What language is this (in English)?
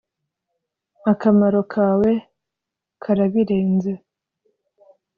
Kinyarwanda